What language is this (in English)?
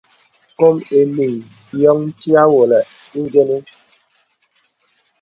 Bebele